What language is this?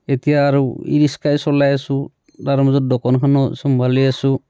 Assamese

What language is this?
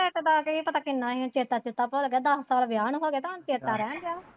Punjabi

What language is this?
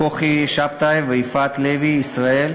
Hebrew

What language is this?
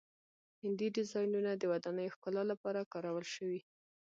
Pashto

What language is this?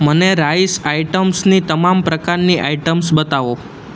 Gujarati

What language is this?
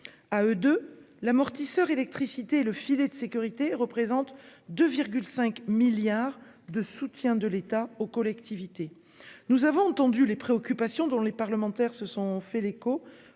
French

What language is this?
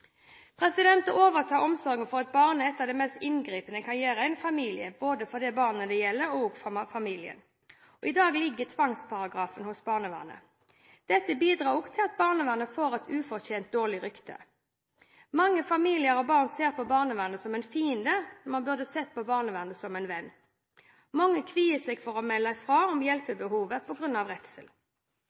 Norwegian Bokmål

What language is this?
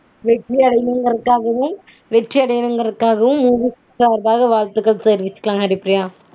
Tamil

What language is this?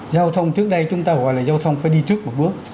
Vietnamese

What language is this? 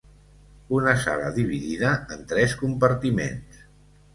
Catalan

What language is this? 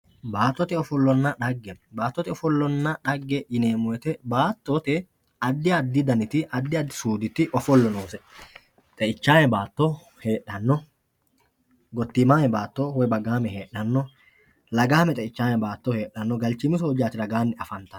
Sidamo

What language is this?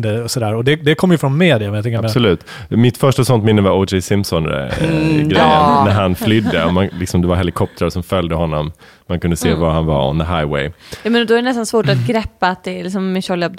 Swedish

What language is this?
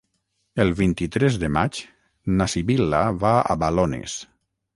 Catalan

